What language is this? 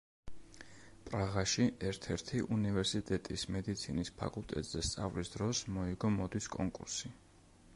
Georgian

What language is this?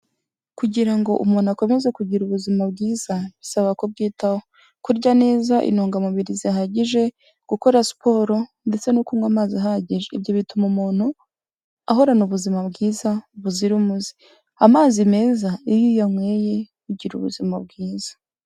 Kinyarwanda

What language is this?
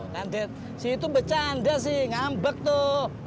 Indonesian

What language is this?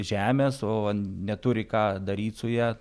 Lithuanian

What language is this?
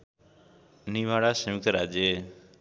Nepali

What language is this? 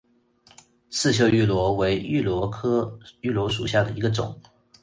Chinese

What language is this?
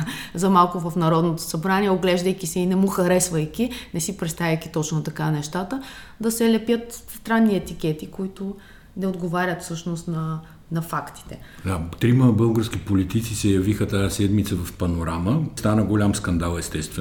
Bulgarian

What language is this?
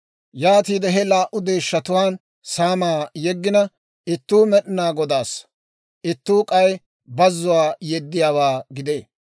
Dawro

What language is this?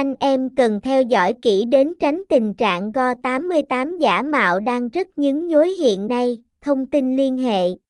Vietnamese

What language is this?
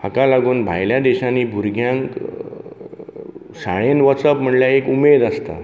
Konkani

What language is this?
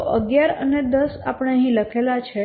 Gujarati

